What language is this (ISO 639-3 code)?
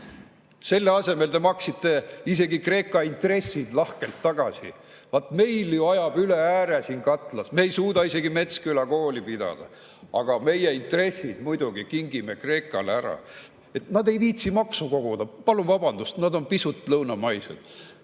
est